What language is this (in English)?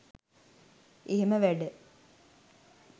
Sinhala